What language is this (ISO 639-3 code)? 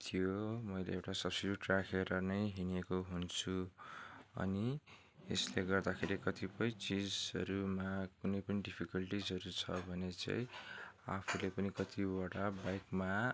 nep